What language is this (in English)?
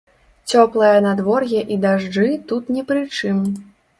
Belarusian